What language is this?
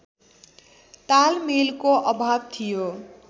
Nepali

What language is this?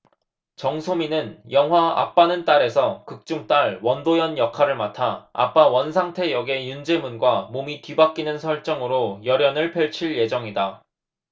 Korean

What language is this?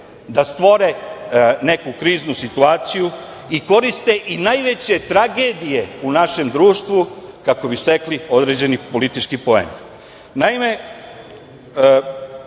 Serbian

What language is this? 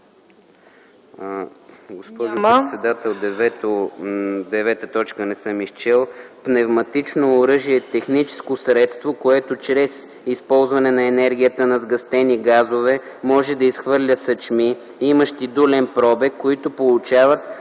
Bulgarian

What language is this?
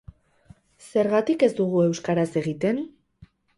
Basque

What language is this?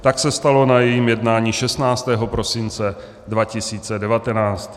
Czech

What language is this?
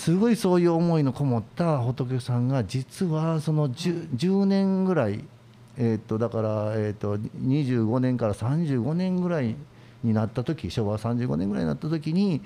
Japanese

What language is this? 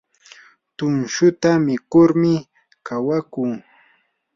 Yanahuanca Pasco Quechua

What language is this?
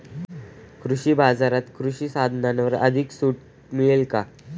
Marathi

